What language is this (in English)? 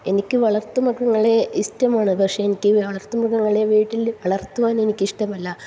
Malayalam